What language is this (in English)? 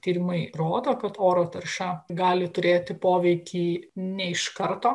Lithuanian